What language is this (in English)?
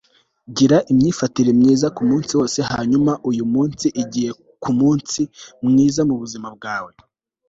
Kinyarwanda